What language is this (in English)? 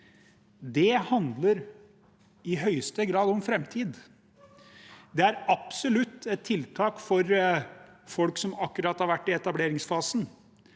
Norwegian